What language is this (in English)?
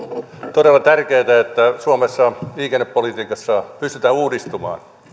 Finnish